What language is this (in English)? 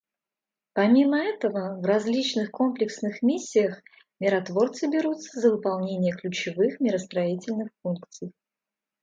Russian